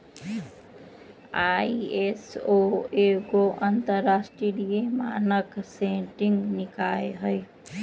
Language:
Magahi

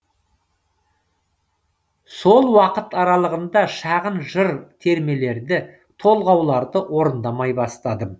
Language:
Kazakh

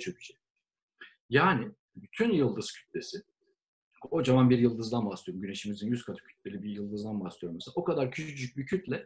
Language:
Turkish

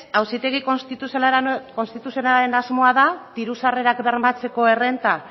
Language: Basque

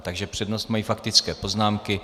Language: Czech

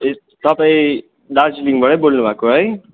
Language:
Nepali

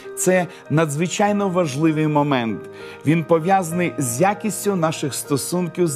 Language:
Ukrainian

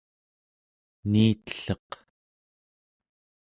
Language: Central Yupik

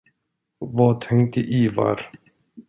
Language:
Swedish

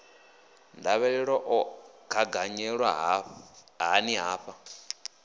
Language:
Venda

